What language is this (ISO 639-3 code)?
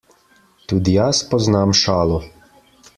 slv